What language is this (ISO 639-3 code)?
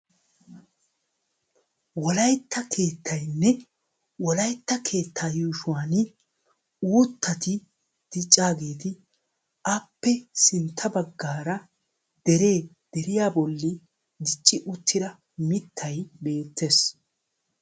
wal